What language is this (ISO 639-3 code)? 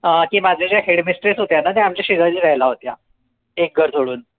mar